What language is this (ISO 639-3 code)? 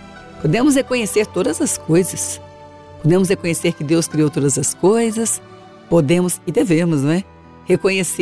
por